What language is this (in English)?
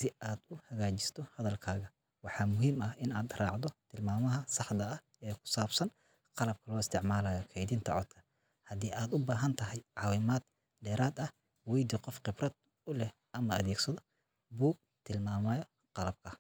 Somali